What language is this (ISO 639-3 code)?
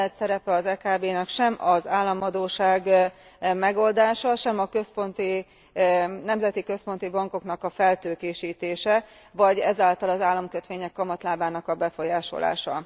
hun